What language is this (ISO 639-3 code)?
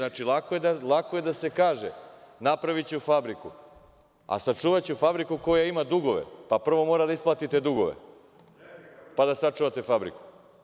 srp